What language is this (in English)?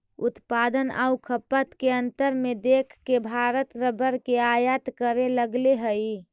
Magahi